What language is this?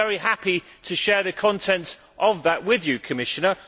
English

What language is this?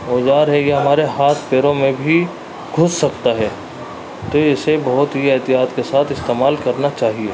Urdu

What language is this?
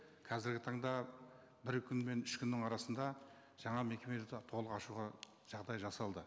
Kazakh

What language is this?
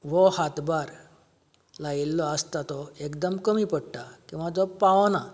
Konkani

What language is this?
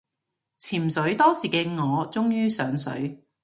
Cantonese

